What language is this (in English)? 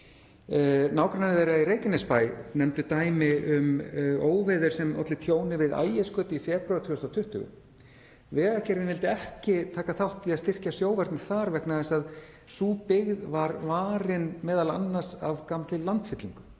Icelandic